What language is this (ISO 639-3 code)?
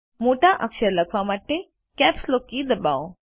guj